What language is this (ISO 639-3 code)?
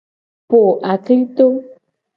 gej